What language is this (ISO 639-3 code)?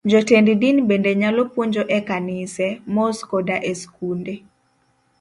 luo